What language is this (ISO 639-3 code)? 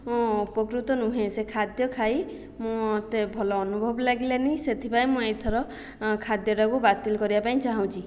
ori